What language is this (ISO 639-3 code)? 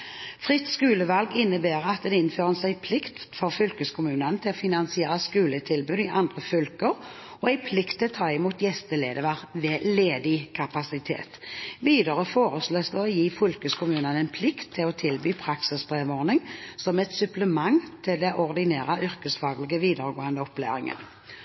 nob